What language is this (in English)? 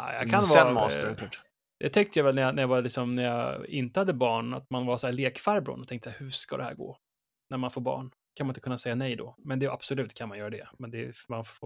Swedish